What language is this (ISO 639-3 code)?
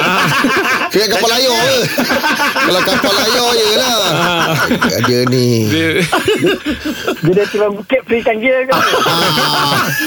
msa